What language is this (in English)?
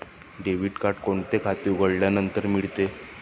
Marathi